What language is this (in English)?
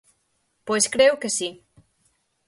Galician